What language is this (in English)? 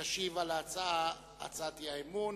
Hebrew